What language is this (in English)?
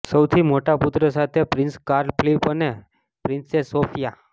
Gujarati